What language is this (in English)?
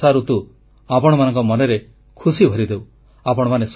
Odia